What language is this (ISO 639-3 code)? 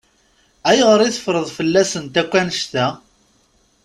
kab